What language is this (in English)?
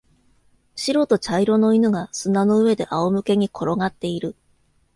Japanese